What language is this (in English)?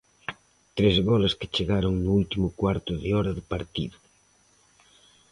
Galician